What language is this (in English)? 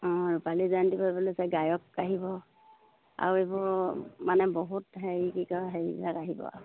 Assamese